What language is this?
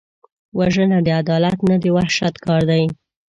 Pashto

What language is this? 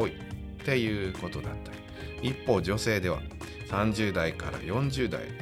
Japanese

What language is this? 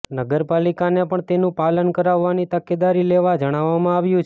Gujarati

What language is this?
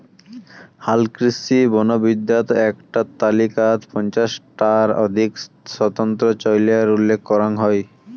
Bangla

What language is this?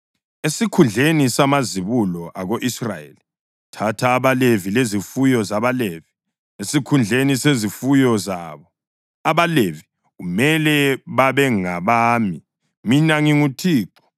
North Ndebele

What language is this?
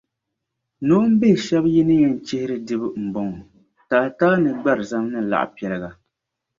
Dagbani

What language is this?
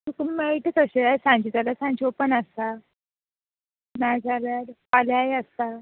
Konkani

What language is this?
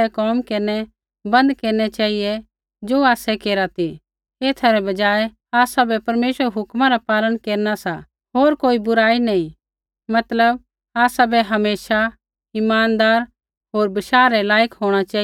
Kullu Pahari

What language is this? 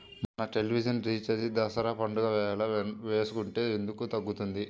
Telugu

